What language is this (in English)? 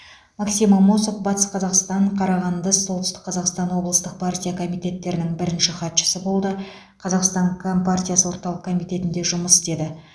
Kazakh